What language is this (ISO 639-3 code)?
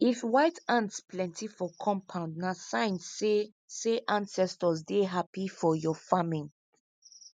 pcm